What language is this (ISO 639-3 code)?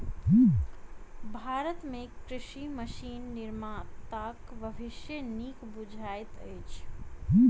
mai